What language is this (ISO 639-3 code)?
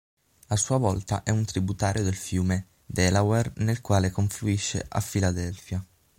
ita